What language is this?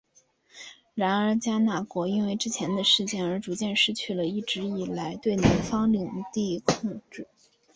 Chinese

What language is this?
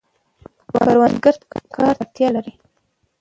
Pashto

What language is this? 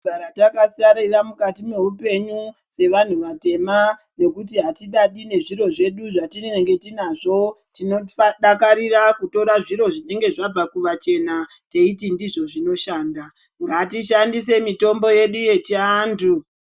Ndau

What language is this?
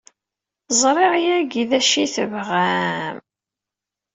Kabyle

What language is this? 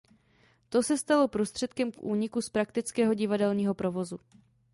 Czech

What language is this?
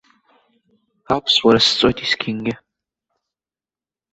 Abkhazian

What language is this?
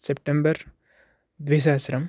Sanskrit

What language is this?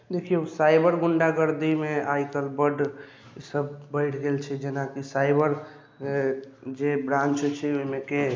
Maithili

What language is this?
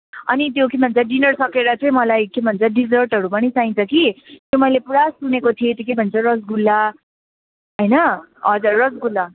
Nepali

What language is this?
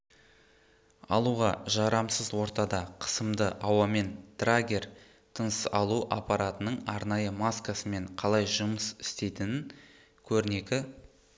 Kazakh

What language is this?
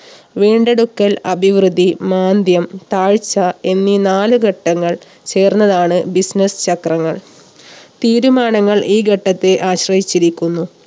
Malayalam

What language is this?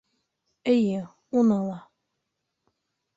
Bashkir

